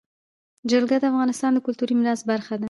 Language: Pashto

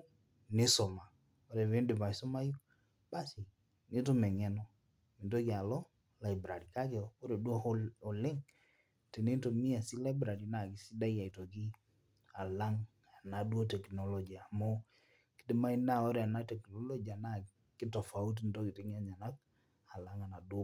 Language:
Masai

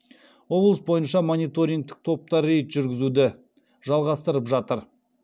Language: Kazakh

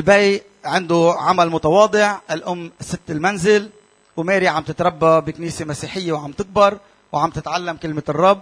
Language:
Arabic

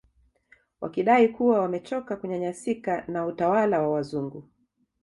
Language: Swahili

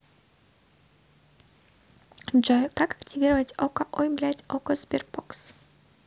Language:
Russian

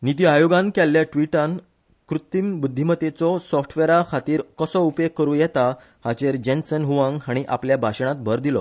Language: Konkani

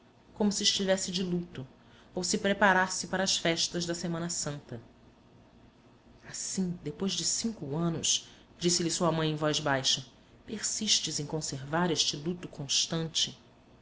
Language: Portuguese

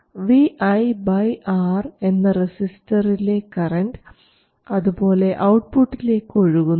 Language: Malayalam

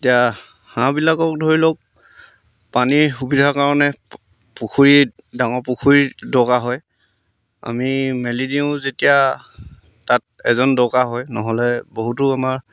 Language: Assamese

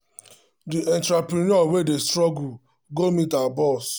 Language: Nigerian Pidgin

